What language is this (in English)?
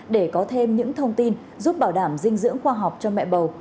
Vietnamese